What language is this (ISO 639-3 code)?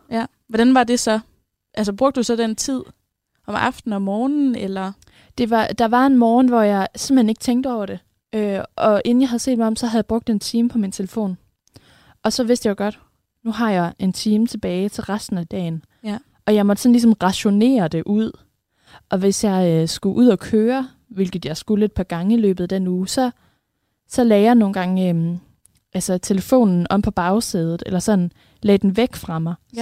dan